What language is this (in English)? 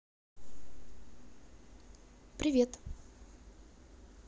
Russian